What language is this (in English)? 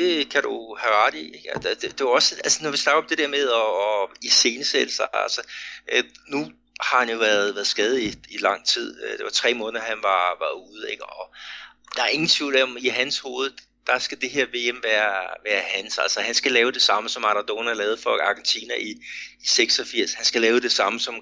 Danish